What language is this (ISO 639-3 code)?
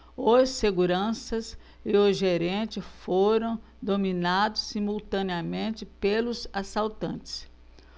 por